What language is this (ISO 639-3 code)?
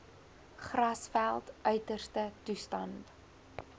afr